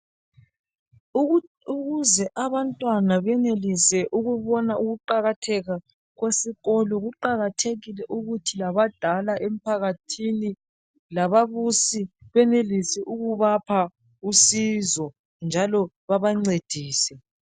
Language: North Ndebele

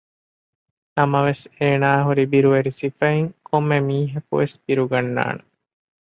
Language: Divehi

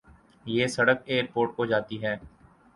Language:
Urdu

